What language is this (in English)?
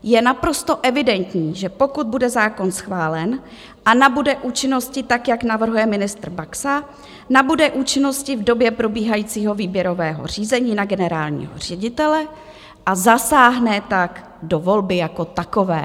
Czech